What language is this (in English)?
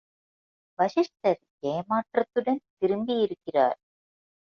Tamil